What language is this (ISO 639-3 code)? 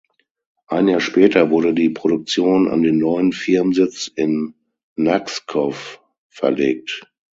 deu